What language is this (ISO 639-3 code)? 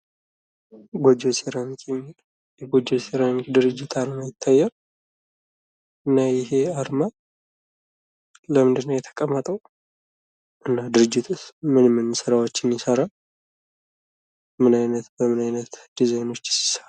amh